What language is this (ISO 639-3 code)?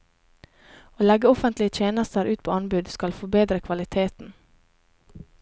nor